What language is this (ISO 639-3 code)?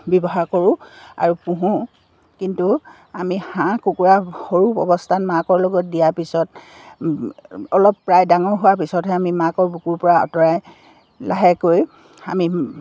asm